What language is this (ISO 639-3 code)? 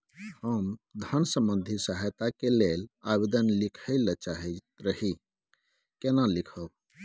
mai